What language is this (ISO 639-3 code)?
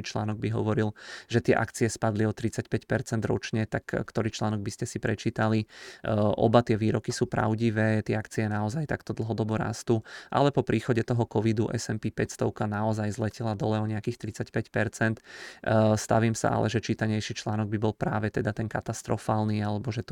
ces